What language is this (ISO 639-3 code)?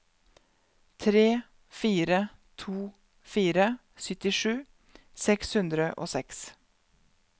nor